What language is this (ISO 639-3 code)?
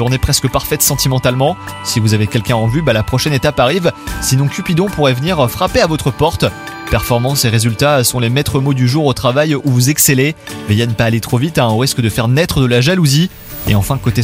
fra